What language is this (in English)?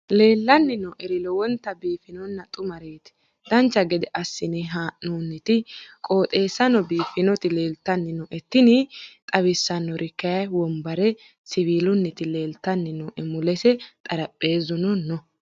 Sidamo